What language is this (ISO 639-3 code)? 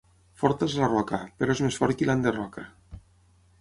cat